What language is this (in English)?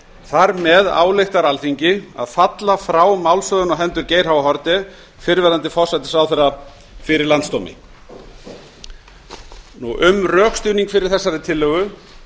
Icelandic